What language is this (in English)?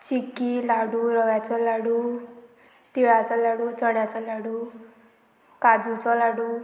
Konkani